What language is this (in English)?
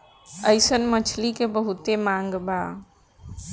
Bhojpuri